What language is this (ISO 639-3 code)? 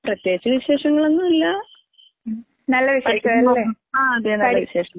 mal